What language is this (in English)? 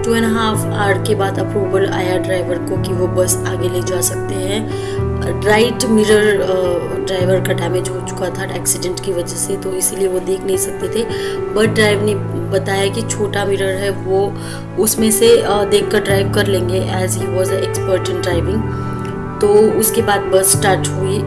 Hindi